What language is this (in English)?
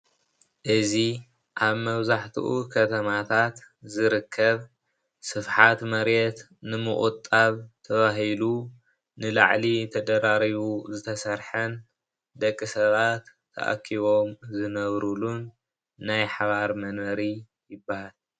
Tigrinya